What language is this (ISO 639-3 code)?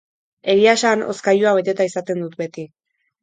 eus